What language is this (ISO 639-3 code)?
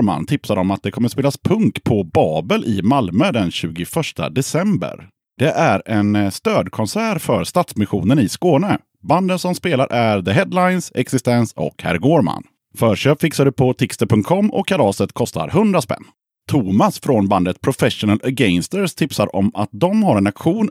swe